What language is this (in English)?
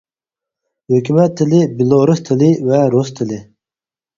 Uyghur